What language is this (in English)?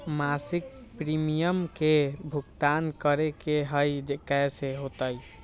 Magahi